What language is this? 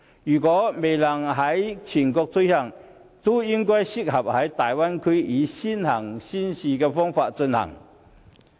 Cantonese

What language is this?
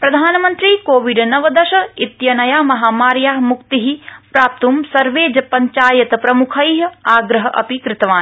Sanskrit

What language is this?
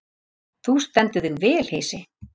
Icelandic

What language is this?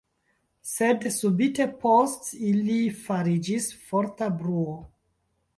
Esperanto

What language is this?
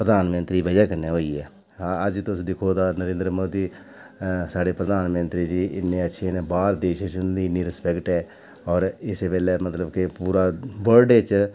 Dogri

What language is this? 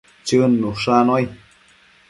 Matsés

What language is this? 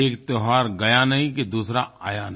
Hindi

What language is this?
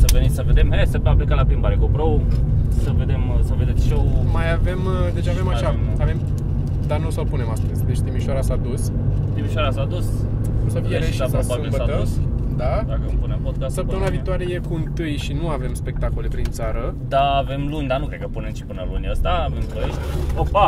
Romanian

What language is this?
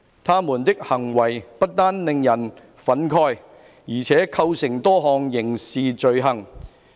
Cantonese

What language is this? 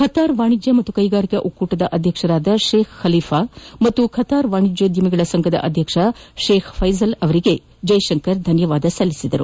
Kannada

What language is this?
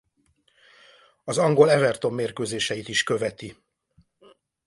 Hungarian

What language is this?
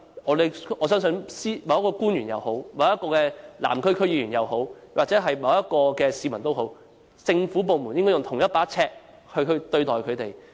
Cantonese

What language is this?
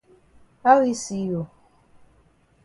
Cameroon Pidgin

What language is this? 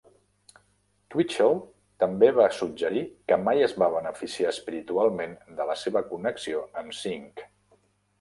Catalan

